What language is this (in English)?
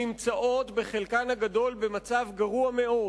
Hebrew